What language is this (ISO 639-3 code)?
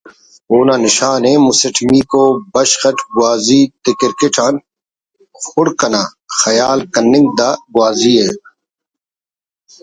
brh